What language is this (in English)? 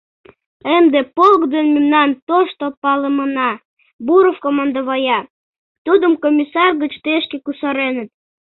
Mari